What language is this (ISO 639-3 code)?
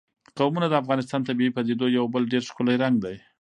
pus